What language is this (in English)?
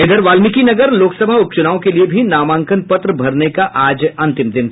Hindi